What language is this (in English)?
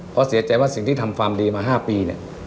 Thai